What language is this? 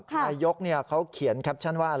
Thai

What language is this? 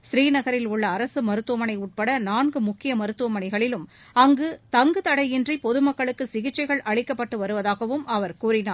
Tamil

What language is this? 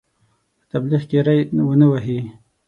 Pashto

